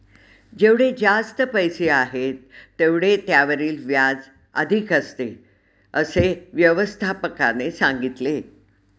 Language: Marathi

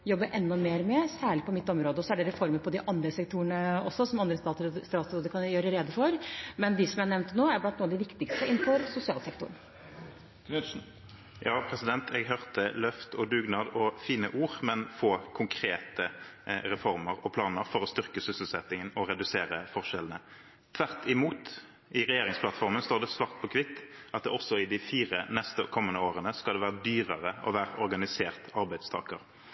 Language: Norwegian Bokmål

